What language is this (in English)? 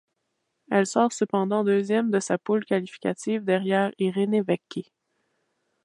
French